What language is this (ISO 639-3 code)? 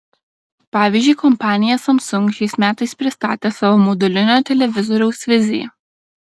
lit